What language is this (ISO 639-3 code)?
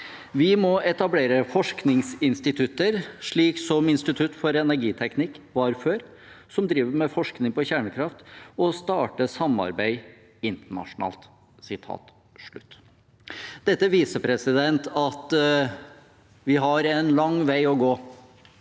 nor